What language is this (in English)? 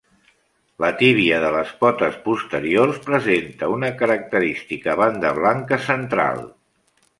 Catalan